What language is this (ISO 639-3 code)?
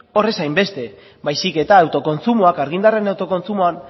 eus